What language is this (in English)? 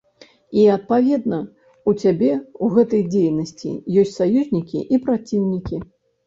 Belarusian